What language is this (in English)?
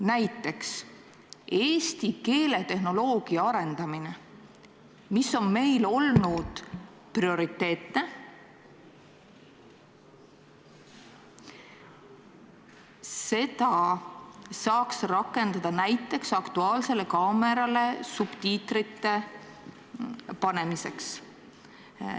Estonian